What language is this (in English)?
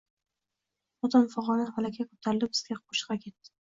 Uzbek